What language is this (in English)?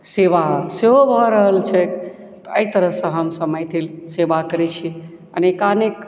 Maithili